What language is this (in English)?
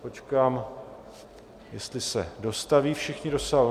Czech